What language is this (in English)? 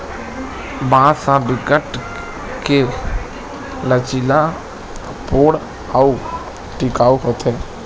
Chhattisgarhi